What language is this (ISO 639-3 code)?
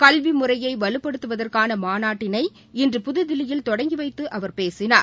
tam